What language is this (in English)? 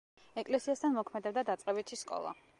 Georgian